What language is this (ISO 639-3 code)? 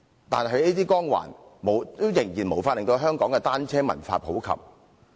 yue